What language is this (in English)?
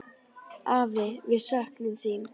Icelandic